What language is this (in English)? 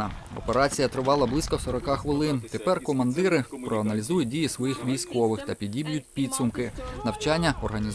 Ukrainian